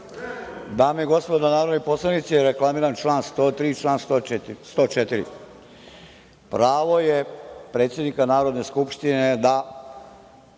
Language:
Serbian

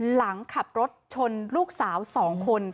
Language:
Thai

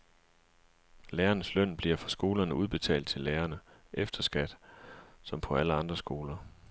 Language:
Danish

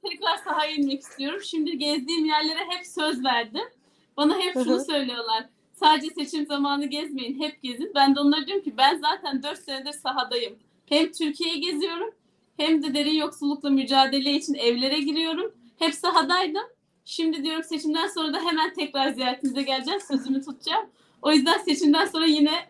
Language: Turkish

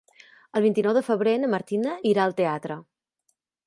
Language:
Catalan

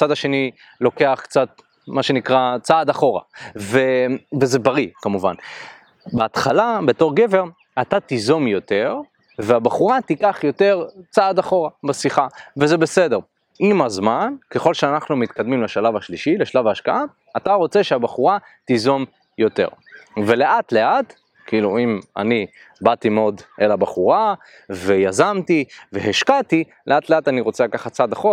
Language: Hebrew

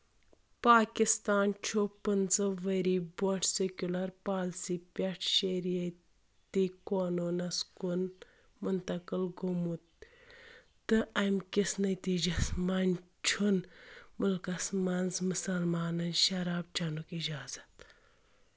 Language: Kashmiri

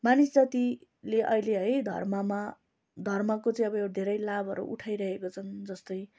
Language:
Nepali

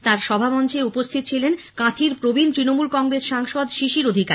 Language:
Bangla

